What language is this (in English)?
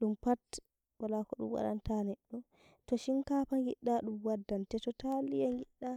Nigerian Fulfulde